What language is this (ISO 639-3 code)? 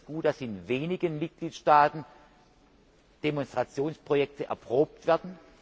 deu